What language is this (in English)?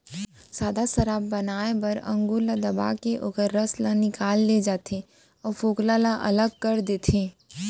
Chhattisgarhi